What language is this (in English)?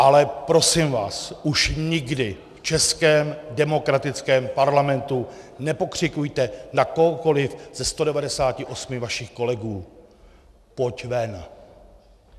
Czech